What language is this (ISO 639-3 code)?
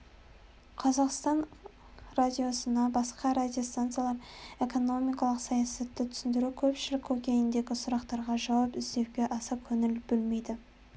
kaz